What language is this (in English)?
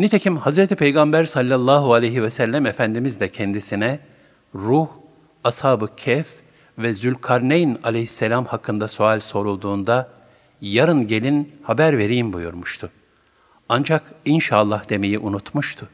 Turkish